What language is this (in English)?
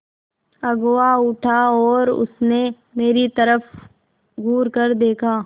Hindi